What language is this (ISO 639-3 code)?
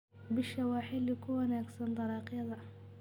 som